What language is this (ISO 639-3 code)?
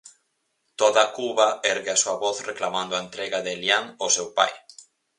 glg